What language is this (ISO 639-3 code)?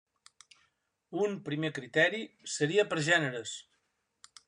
cat